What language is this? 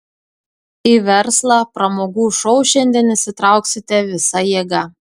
Lithuanian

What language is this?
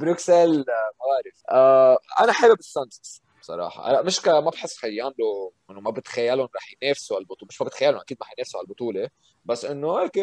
Arabic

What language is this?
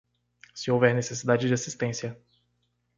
Portuguese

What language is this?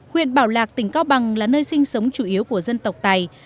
Vietnamese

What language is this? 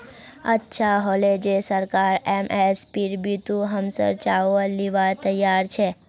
Magahi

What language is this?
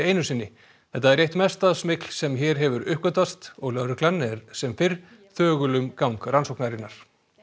Icelandic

